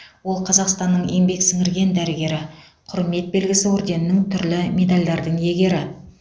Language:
Kazakh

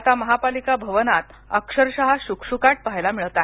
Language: Marathi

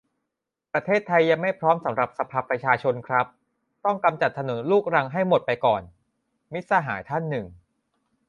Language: Thai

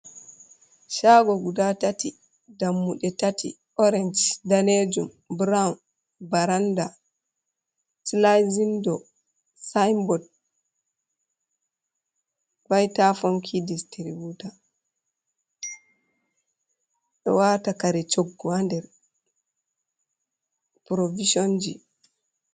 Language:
Fula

